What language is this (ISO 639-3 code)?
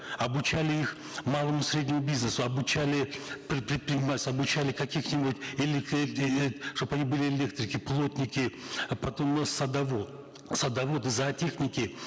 kaz